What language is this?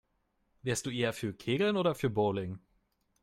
German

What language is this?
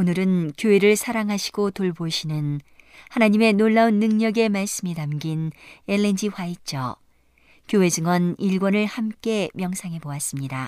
Korean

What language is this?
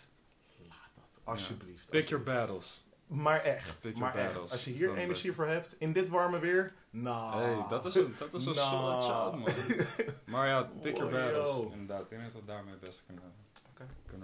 Dutch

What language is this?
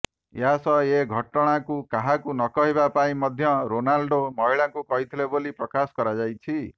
Odia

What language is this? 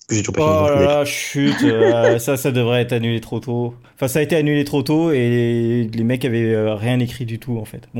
French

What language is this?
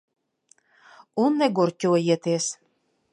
Latvian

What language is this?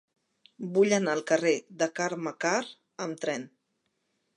Catalan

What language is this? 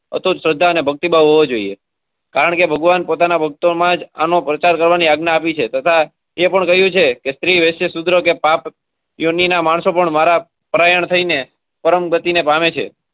Gujarati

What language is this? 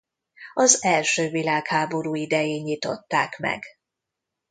Hungarian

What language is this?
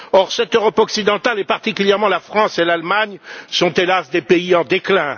French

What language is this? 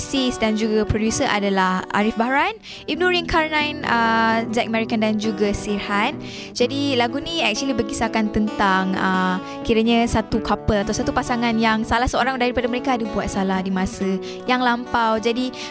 Malay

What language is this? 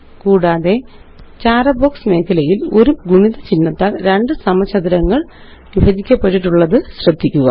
Malayalam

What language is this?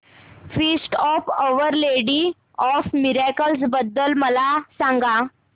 Marathi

